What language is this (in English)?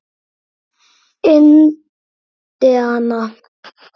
Icelandic